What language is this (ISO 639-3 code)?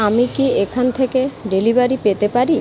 ben